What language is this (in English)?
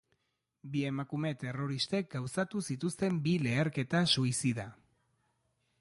Basque